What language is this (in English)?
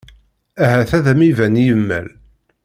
Kabyle